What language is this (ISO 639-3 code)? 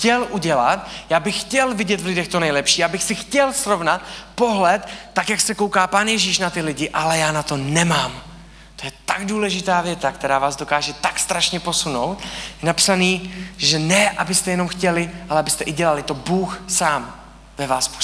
ces